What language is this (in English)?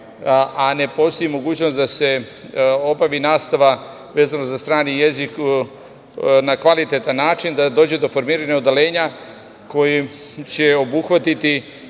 Serbian